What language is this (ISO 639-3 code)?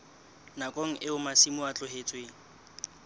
sot